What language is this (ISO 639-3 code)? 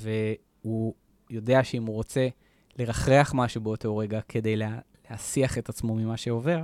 heb